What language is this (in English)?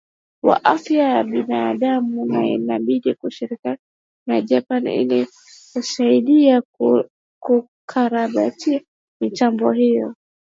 Swahili